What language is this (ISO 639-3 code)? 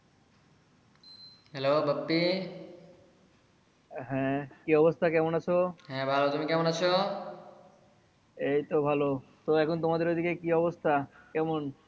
ben